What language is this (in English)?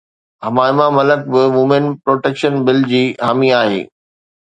Sindhi